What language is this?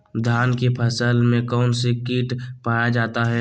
Magahi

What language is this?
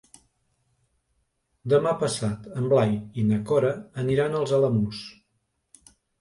Catalan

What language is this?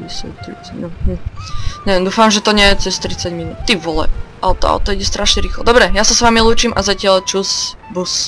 Slovak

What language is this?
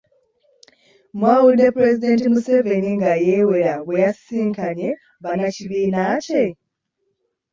Ganda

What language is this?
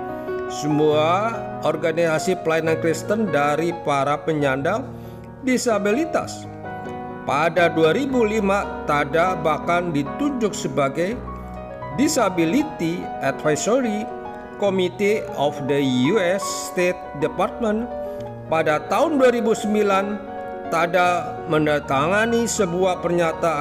Indonesian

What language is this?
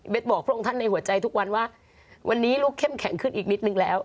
Thai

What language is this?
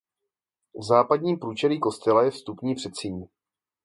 Czech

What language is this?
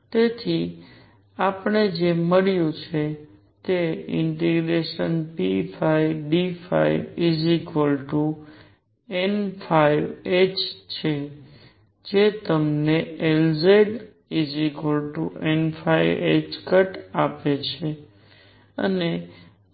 Gujarati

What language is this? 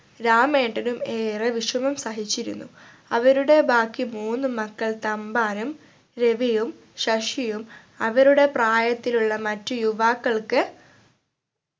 Malayalam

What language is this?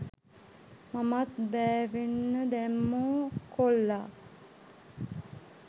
Sinhala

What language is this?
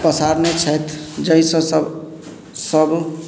Maithili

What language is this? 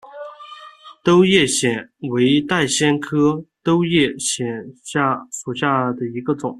Chinese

